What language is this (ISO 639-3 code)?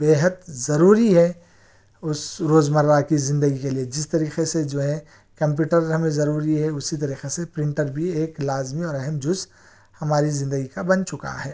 urd